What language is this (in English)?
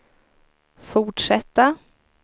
Swedish